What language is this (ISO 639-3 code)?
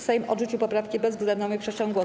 pol